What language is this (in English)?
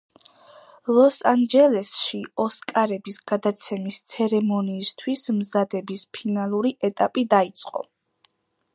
Georgian